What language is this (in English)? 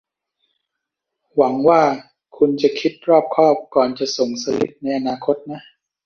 Thai